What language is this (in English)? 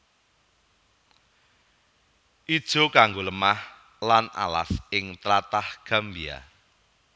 Javanese